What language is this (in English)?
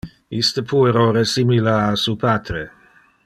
Interlingua